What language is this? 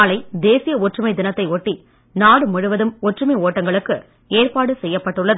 Tamil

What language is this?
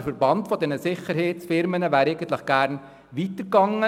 Swiss German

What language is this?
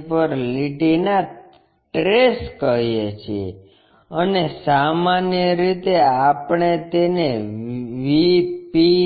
Gujarati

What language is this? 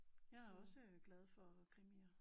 Danish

